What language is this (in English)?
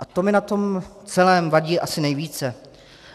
Czech